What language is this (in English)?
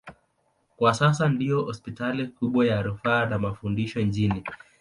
Swahili